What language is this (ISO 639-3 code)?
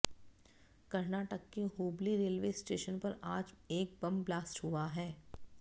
hin